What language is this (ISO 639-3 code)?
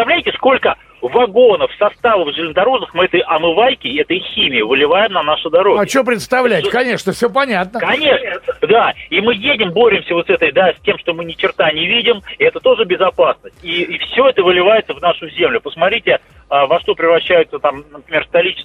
rus